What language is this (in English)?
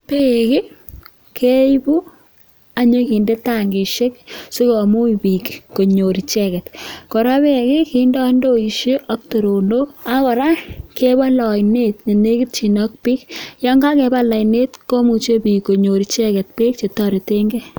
Kalenjin